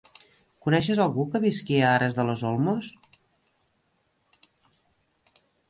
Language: Catalan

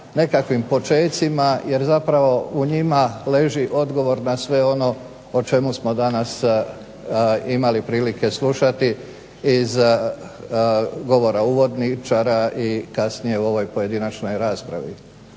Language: Croatian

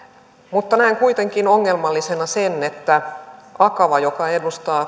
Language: Finnish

